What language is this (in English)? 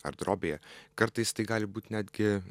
Lithuanian